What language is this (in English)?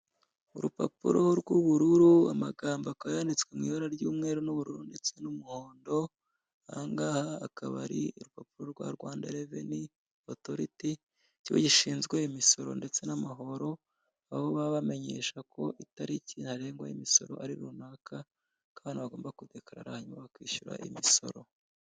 Kinyarwanda